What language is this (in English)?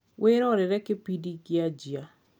Kikuyu